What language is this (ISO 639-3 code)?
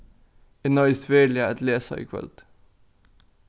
fao